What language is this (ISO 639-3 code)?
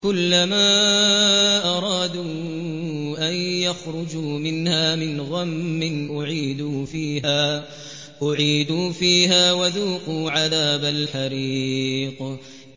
ara